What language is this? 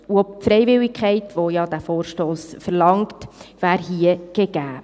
Swiss German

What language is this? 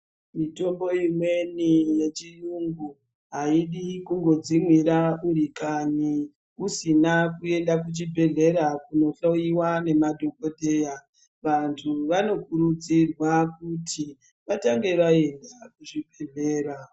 Ndau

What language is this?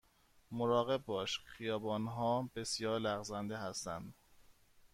Persian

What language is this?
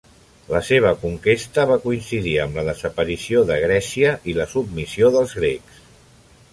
Catalan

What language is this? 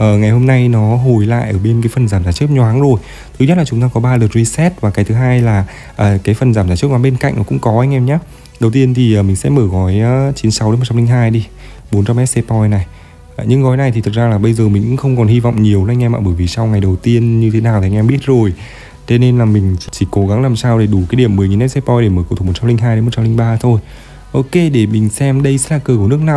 Vietnamese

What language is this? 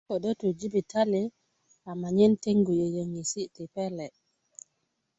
Kuku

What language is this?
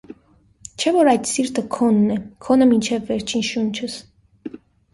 Armenian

